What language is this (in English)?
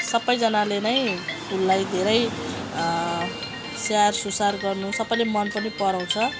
Nepali